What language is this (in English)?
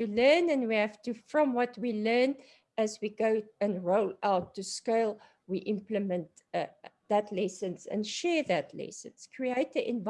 English